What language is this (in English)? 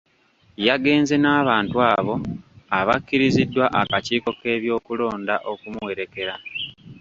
Ganda